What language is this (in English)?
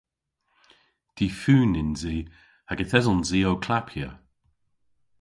Cornish